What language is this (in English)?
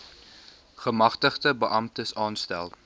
Afrikaans